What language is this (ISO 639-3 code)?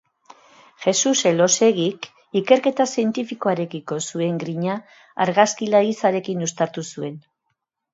eus